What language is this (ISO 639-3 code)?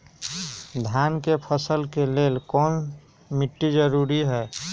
mag